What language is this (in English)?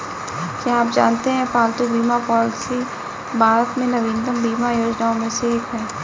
Hindi